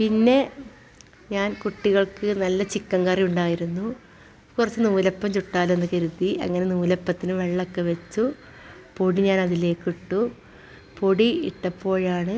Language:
Malayalam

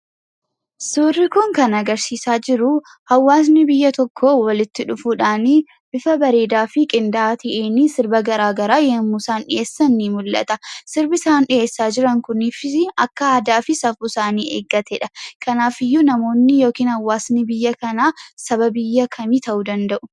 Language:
Oromo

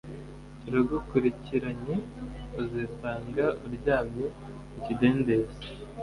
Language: Kinyarwanda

